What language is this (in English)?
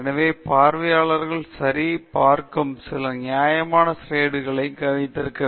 Tamil